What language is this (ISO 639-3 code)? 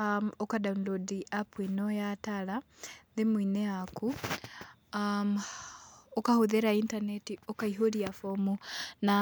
kik